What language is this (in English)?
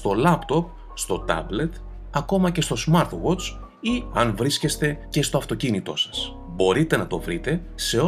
Greek